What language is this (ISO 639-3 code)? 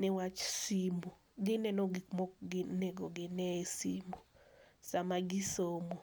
luo